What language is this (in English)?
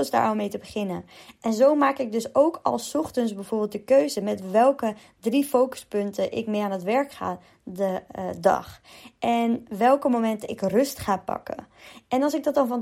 Dutch